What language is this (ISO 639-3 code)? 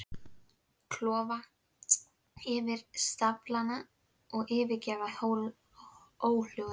isl